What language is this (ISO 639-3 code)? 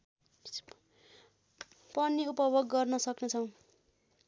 nep